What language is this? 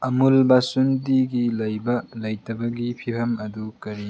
Manipuri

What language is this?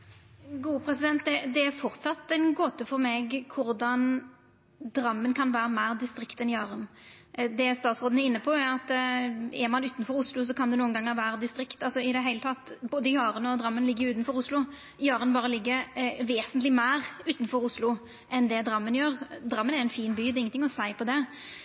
Norwegian Nynorsk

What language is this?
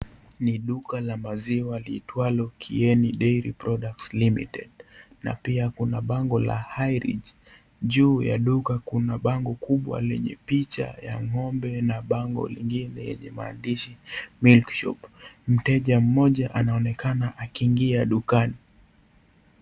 Swahili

